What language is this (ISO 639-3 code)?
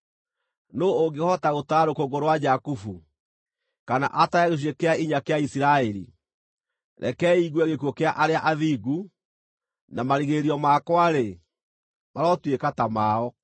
kik